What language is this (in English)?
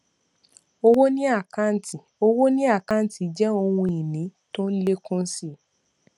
Yoruba